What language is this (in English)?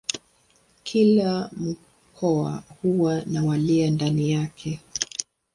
Swahili